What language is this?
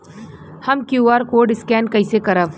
Bhojpuri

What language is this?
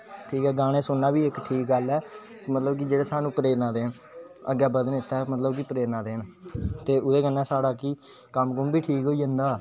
Dogri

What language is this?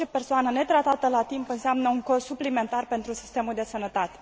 Romanian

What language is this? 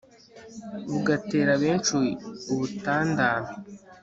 Kinyarwanda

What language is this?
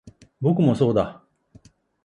Japanese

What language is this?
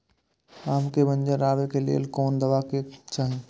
Maithili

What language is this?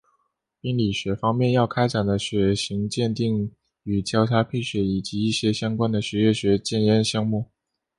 Chinese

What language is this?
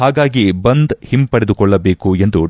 Kannada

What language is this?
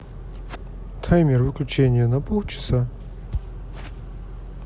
Russian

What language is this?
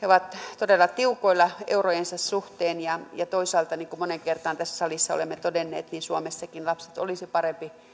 Finnish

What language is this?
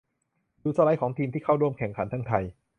Thai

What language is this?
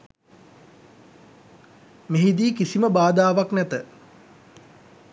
Sinhala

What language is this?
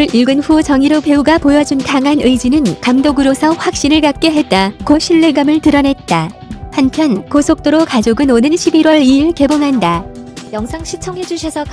Korean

